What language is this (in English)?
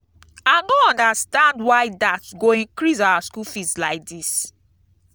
Nigerian Pidgin